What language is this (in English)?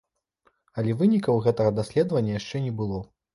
Belarusian